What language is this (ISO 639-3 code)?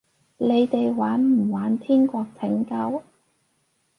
yue